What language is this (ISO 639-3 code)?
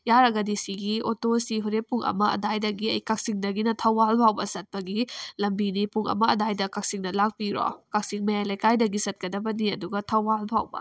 mni